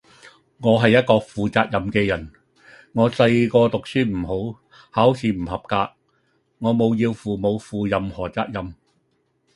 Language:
Cantonese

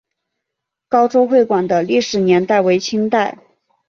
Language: Chinese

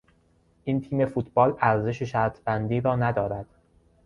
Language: Persian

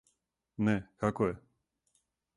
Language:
Serbian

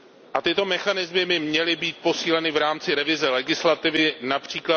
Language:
Czech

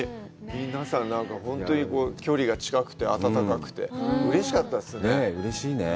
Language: Japanese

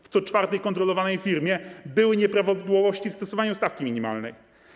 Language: Polish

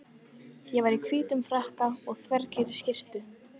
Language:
Icelandic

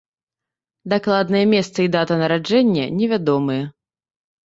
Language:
Belarusian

